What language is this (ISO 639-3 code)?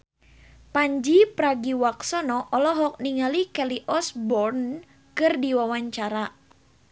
sun